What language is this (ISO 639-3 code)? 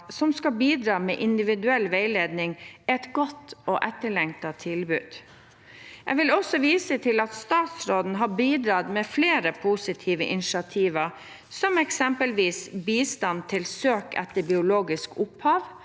nor